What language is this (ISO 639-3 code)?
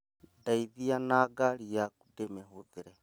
kik